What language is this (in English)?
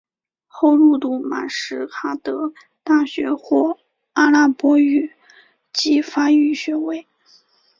Chinese